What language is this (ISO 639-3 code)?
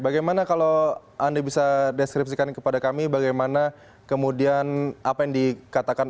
ind